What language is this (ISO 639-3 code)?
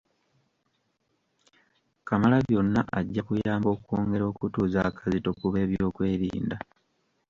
lug